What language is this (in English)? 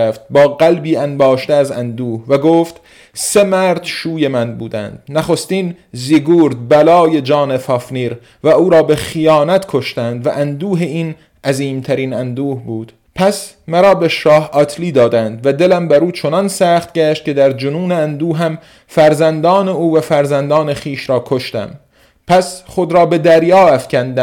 Persian